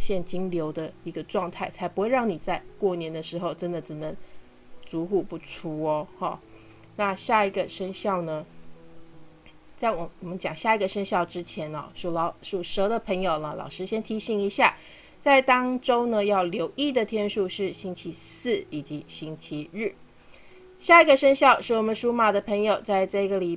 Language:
Chinese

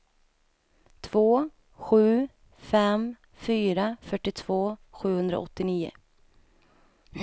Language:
Swedish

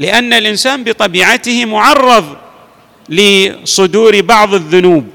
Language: Arabic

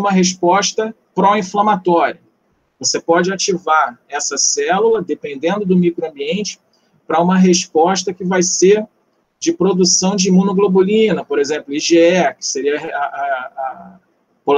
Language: Portuguese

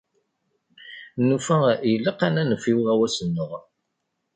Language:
Kabyle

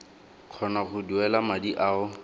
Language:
Tswana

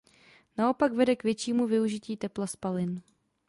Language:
Czech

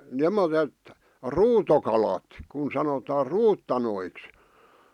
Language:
Finnish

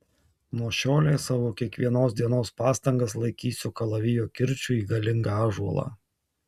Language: Lithuanian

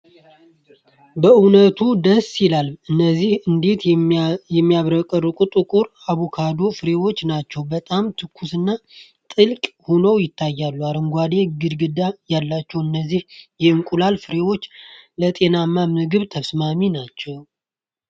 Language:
Amharic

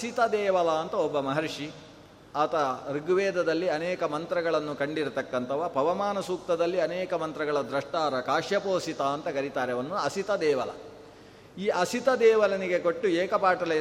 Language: Kannada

